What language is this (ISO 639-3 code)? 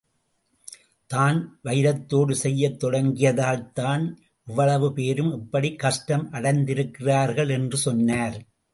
tam